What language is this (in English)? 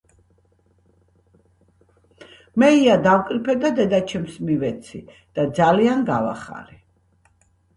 Georgian